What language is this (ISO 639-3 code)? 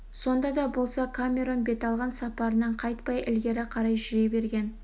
kaz